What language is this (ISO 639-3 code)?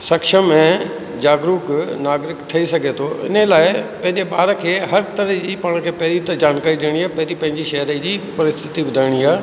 snd